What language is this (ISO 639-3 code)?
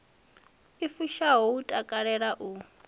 ven